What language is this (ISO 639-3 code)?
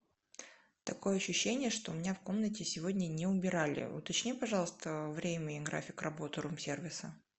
rus